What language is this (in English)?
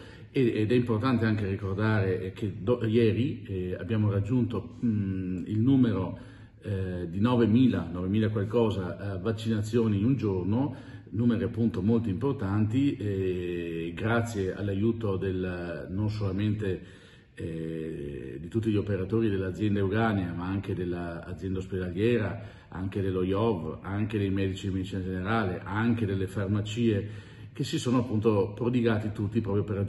Italian